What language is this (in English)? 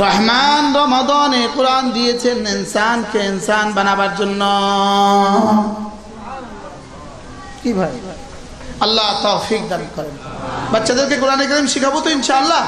Bangla